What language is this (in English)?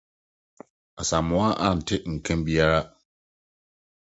Akan